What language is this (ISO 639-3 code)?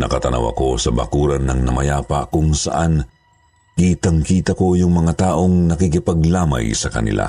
fil